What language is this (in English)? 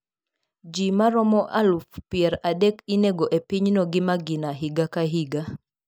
Luo (Kenya and Tanzania)